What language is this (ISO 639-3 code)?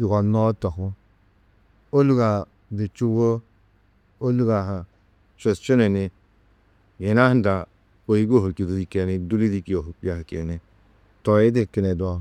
tuq